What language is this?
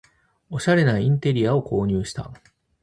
Japanese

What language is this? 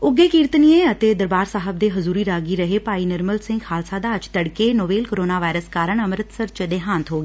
Punjabi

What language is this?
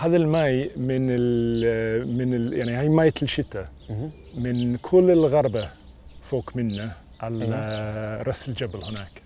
Arabic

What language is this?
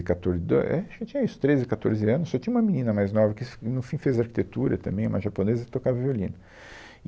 Portuguese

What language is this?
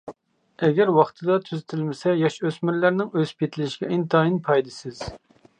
Uyghur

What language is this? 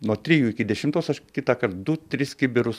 Lithuanian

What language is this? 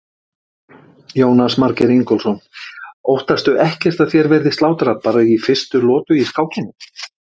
Icelandic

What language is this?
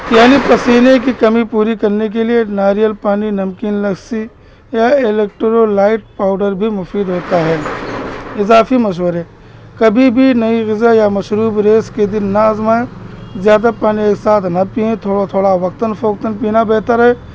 Urdu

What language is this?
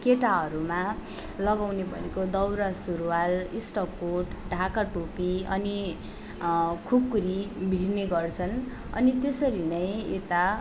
Nepali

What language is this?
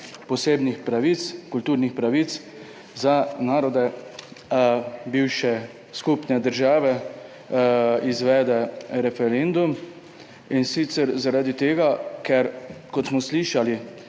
Slovenian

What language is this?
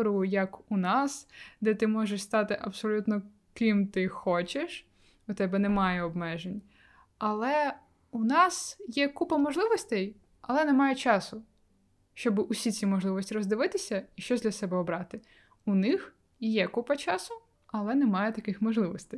Ukrainian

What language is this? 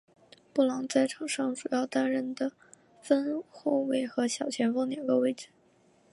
Chinese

